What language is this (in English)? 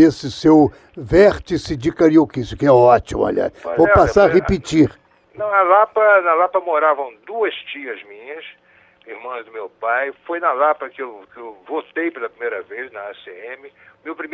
Portuguese